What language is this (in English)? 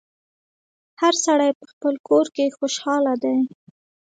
Pashto